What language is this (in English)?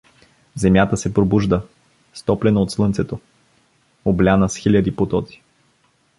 Bulgarian